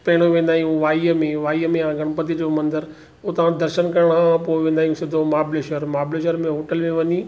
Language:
Sindhi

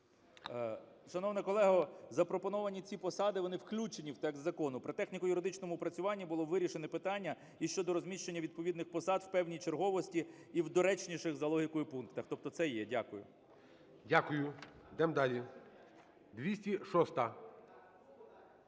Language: Ukrainian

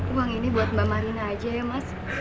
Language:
Indonesian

